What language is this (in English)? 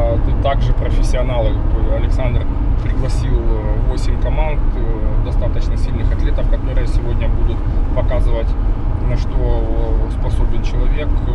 Russian